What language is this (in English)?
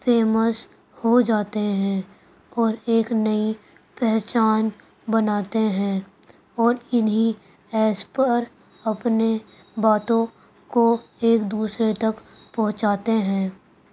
Urdu